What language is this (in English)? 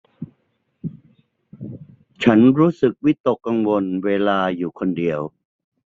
Thai